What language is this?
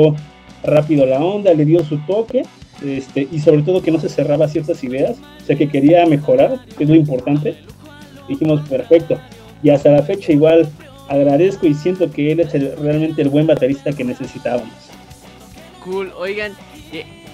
Spanish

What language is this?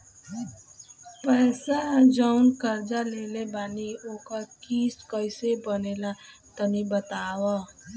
Bhojpuri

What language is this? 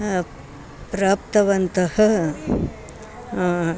Sanskrit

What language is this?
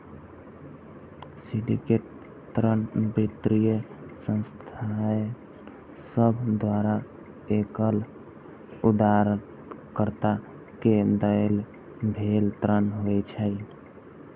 Maithili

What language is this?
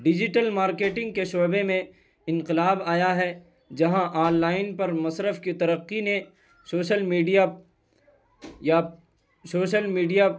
Urdu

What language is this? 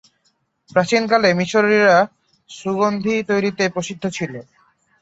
Bangla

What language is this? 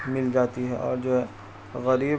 Urdu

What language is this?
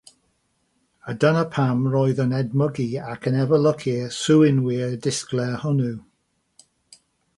Welsh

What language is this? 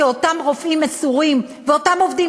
Hebrew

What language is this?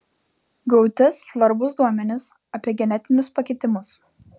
Lithuanian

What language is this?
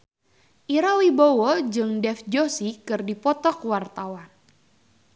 Sundanese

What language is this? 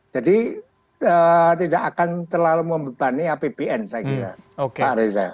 Indonesian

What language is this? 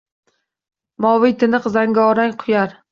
Uzbek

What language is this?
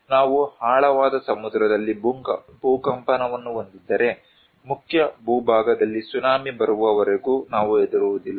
Kannada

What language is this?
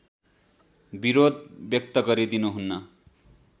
Nepali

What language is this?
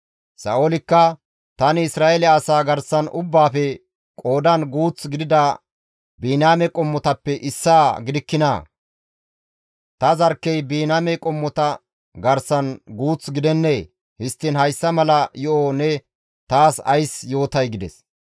Gamo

